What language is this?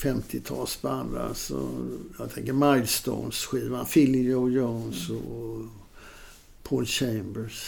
Swedish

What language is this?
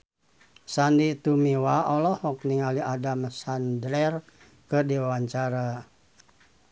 Sundanese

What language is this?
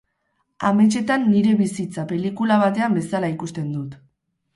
Basque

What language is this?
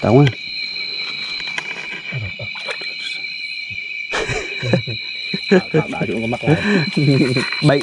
Vietnamese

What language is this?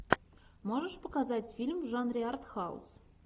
Russian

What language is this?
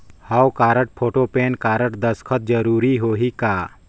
Chhattisgarhi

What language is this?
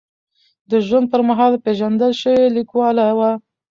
Pashto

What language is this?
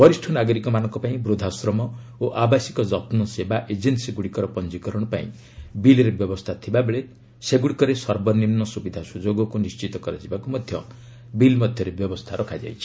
Odia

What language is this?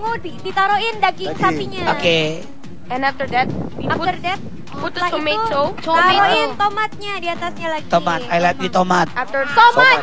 Indonesian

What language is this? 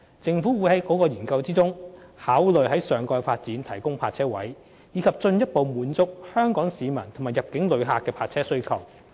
Cantonese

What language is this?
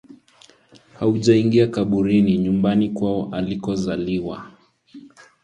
Swahili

